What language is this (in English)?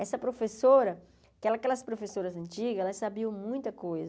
Portuguese